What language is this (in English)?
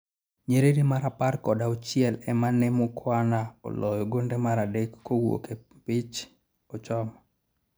Luo (Kenya and Tanzania)